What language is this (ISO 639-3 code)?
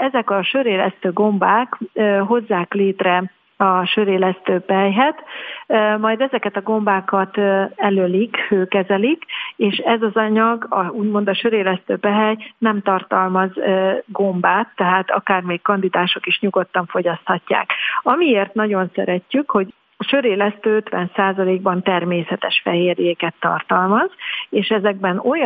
hun